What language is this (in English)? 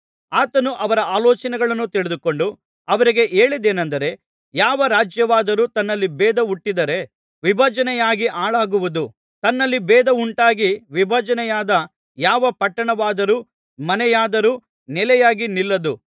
Kannada